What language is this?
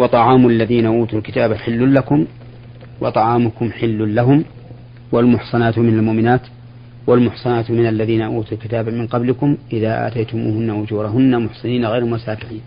Arabic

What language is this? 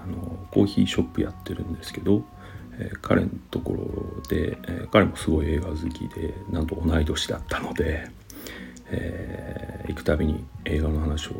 Japanese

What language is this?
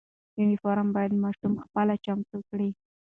Pashto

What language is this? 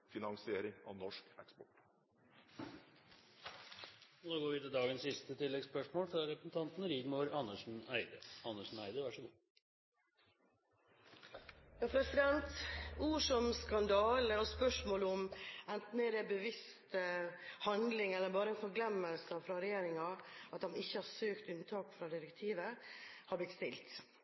Norwegian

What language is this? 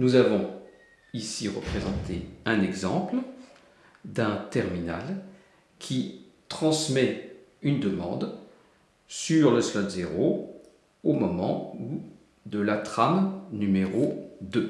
French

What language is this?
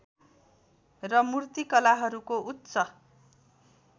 Nepali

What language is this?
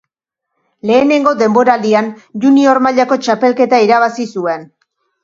Basque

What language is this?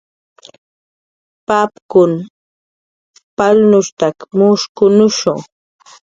Jaqaru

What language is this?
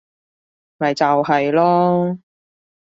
Cantonese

